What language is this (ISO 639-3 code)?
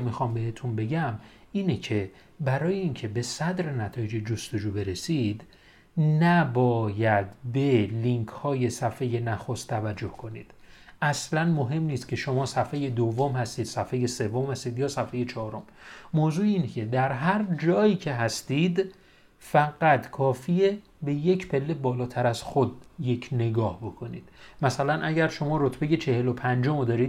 fas